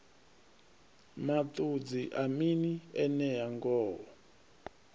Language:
Venda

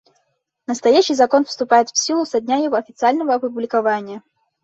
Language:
Bashkir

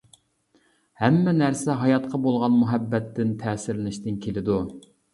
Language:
Uyghur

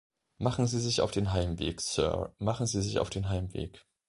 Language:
German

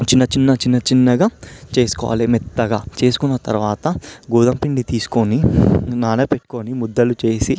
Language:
Telugu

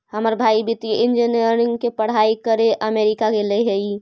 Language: Magahi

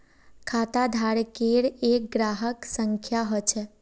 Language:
Magahi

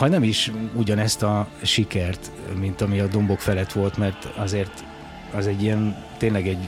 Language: Hungarian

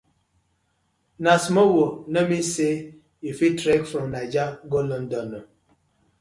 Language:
Nigerian Pidgin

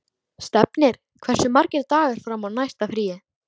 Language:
Icelandic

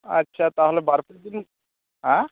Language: Santali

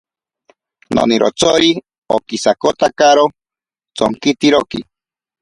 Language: Ashéninka Perené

